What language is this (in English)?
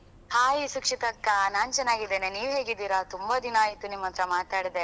Kannada